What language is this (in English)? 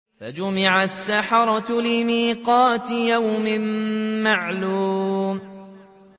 Arabic